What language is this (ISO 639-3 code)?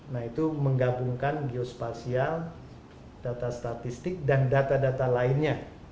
ind